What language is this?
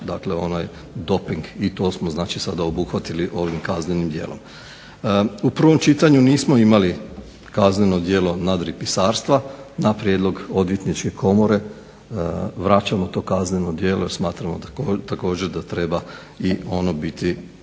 Croatian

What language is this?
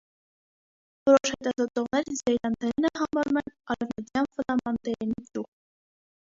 Armenian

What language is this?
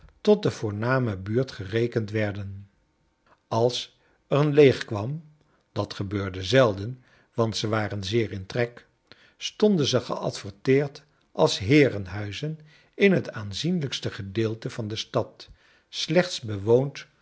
Dutch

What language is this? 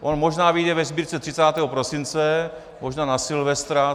Czech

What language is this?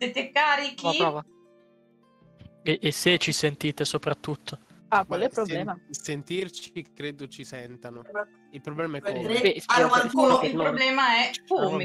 Italian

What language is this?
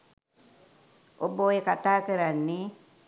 Sinhala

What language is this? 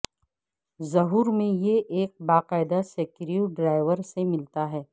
Urdu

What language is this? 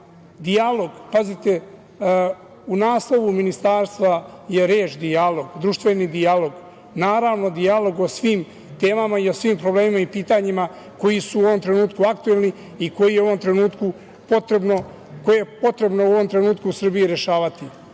Serbian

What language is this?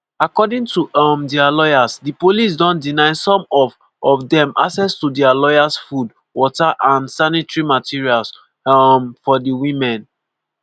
Nigerian Pidgin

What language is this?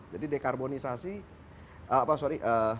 Indonesian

